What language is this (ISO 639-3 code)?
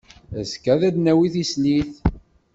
kab